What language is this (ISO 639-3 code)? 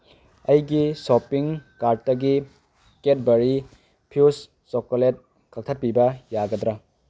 mni